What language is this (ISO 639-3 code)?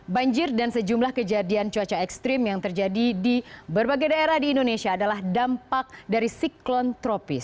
ind